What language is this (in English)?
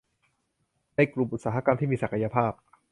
Thai